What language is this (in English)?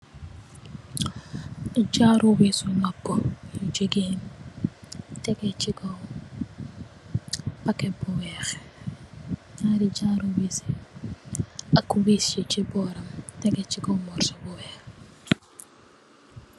Wolof